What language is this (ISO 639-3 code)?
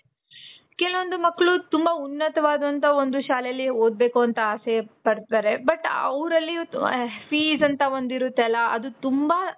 kan